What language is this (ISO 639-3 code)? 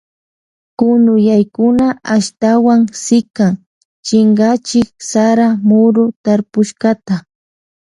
qvj